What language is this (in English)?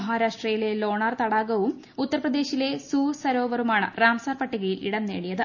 Malayalam